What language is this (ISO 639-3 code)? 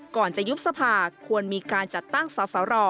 tha